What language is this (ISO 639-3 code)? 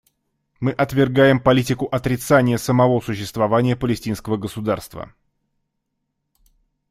rus